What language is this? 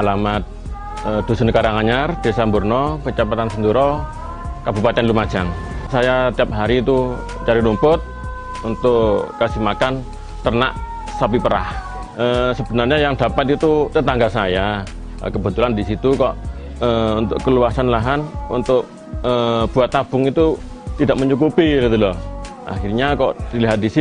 Indonesian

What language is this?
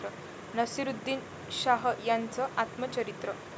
Marathi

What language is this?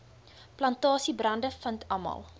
Afrikaans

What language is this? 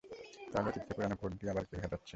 Bangla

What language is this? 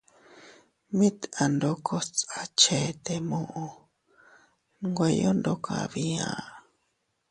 Teutila Cuicatec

